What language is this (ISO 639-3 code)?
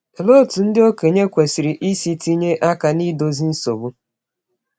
ibo